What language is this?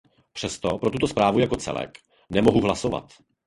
Czech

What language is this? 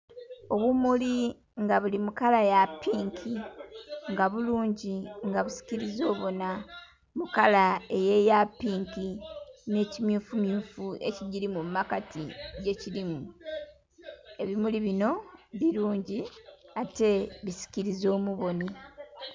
Soga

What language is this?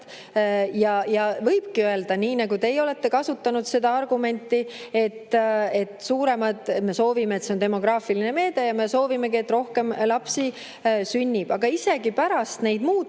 Estonian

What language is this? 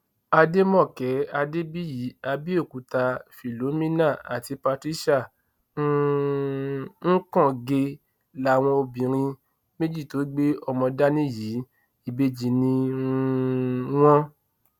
Yoruba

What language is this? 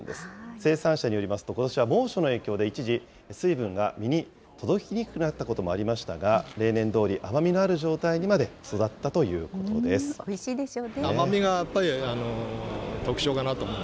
Japanese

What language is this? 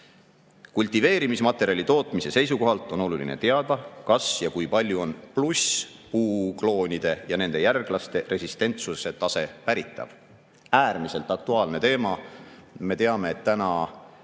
Estonian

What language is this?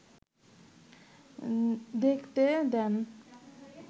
Bangla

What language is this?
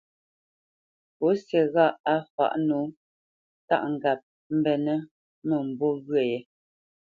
Bamenyam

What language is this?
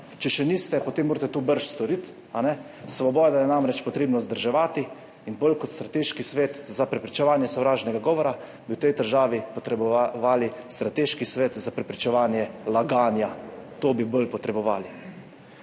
Slovenian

